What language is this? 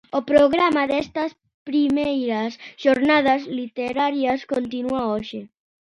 Galician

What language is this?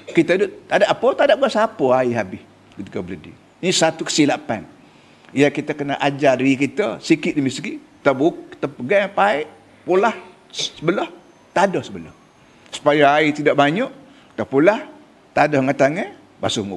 Malay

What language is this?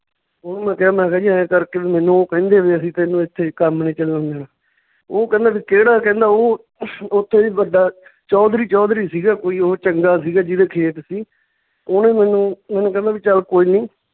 Punjabi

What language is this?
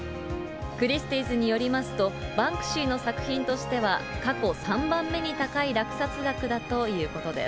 Japanese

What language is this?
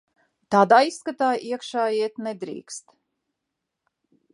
Latvian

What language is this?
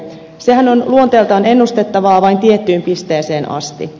Finnish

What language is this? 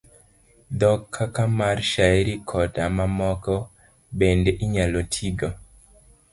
Luo (Kenya and Tanzania)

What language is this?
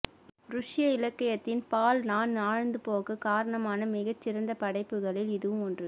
Tamil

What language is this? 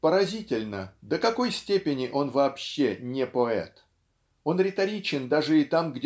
Russian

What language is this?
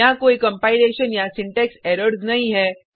Hindi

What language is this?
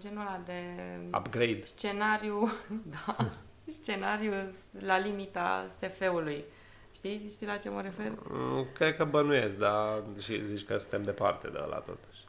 Romanian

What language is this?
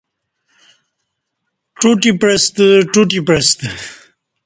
Kati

